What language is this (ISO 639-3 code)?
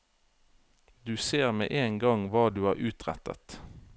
nor